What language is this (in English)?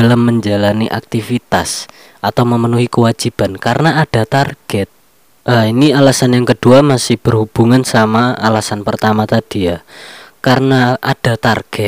Indonesian